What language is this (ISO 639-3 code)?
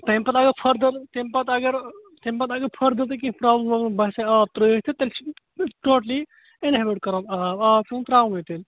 kas